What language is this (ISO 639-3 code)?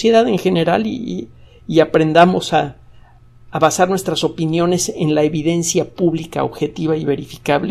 spa